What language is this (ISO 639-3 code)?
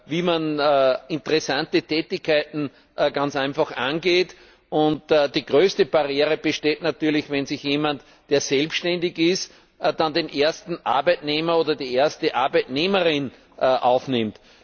deu